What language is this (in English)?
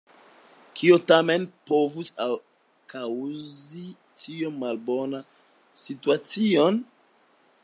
Esperanto